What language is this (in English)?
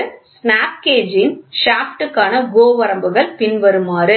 Tamil